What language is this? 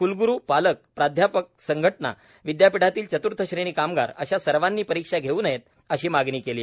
Marathi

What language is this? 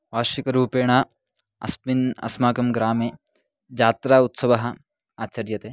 Sanskrit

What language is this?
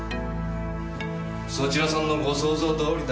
Japanese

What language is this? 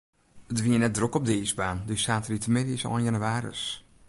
Western Frisian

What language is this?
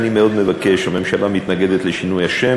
Hebrew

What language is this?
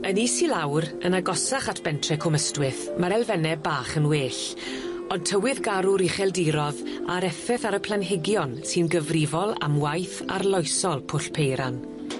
Welsh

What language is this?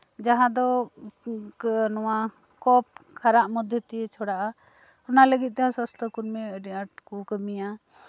Santali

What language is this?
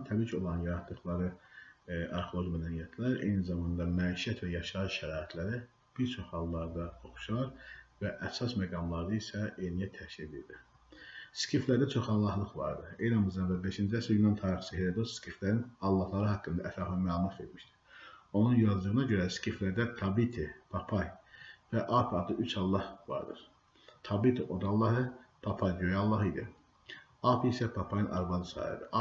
Turkish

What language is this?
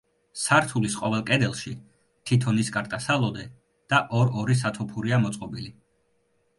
Georgian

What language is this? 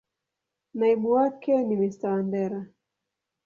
Swahili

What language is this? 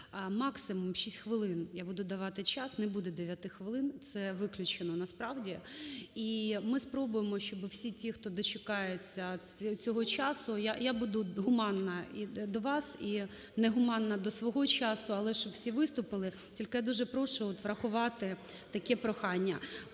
Ukrainian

